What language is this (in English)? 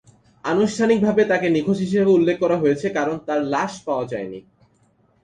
Bangla